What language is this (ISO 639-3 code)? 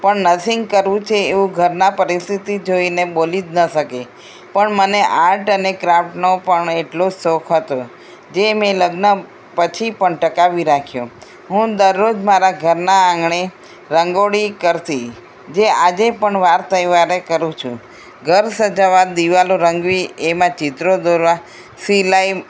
guj